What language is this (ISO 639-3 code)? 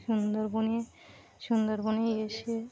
ben